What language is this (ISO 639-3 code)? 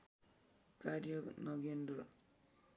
nep